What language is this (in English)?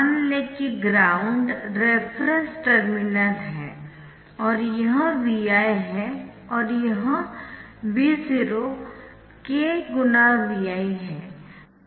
Hindi